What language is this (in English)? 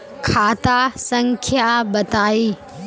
Magahi